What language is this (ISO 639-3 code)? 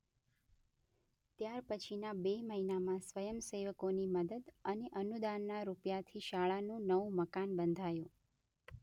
guj